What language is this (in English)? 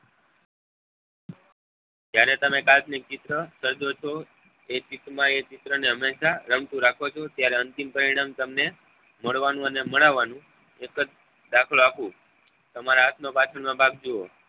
Gujarati